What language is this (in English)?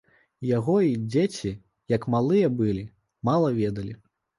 Belarusian